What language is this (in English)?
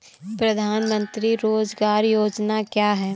Hindi